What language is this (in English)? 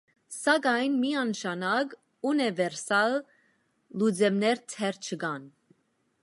Armenian